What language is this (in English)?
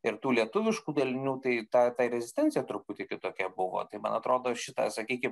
Lithuanian